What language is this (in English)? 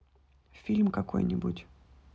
Russian